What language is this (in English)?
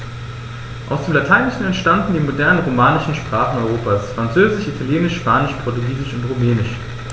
German